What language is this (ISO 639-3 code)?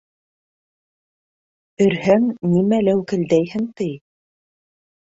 bak